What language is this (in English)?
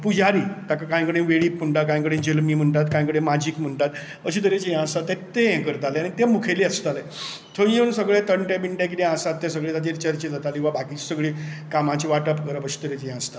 Konkani